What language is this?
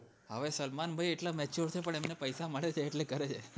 Gujarati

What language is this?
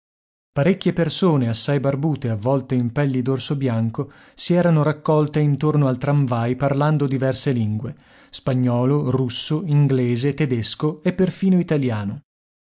Italian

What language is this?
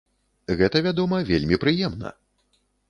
Belarusian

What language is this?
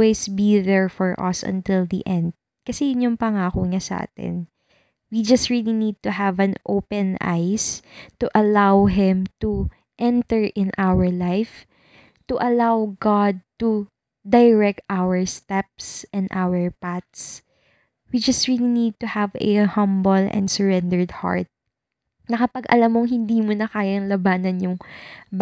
Filipino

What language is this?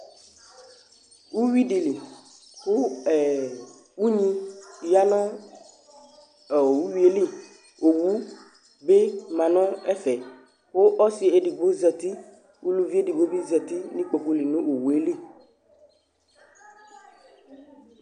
Ikposo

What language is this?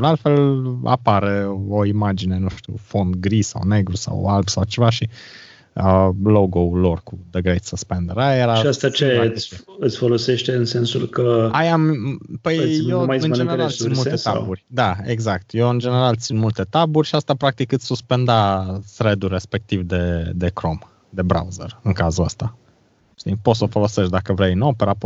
Romanian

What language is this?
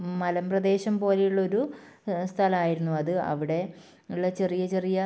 Malayalam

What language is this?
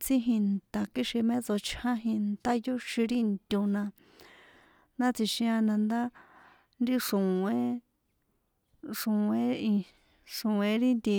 San Juan Atzingo Popoloca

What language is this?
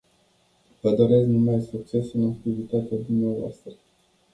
Romanian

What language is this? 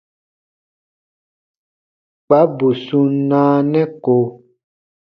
Baatonum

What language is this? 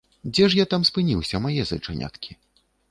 Belarusian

